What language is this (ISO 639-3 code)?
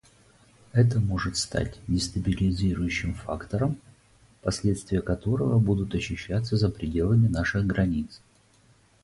rus